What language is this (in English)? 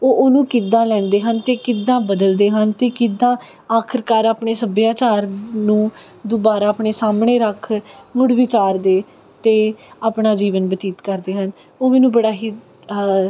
Punjabi